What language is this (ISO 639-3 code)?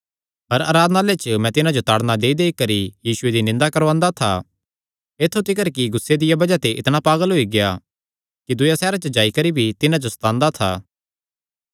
xnr